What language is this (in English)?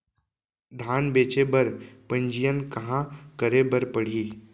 Chhattisgarhi